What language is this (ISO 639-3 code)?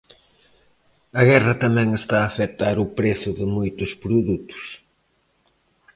glg